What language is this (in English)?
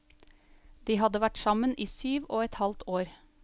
Norwegian